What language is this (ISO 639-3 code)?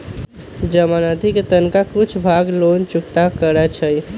mag